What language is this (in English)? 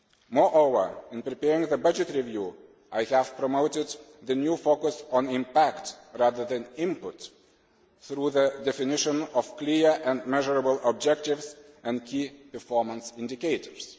English